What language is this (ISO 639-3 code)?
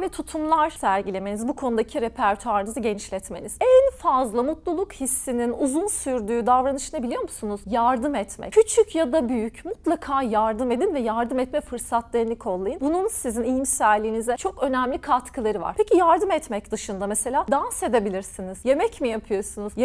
tur